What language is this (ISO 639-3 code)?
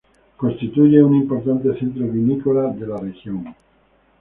spa